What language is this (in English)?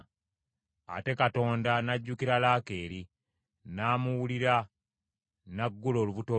Ganda